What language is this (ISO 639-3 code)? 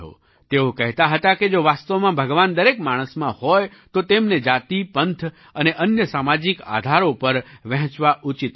guj